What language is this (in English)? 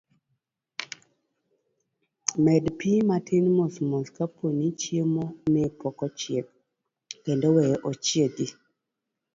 Luo (Kenya and Tanzania)